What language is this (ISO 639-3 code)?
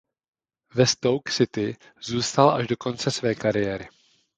ces